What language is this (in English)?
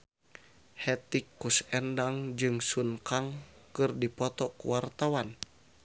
Sundanese